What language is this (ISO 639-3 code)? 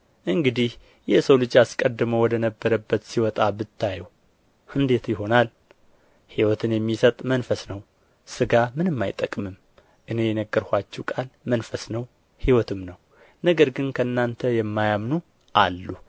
amh